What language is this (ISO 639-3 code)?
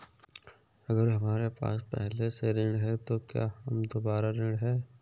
hin